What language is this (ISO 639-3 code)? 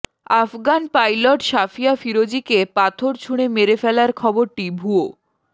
ben